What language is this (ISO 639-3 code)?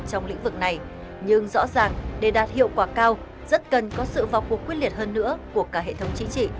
vie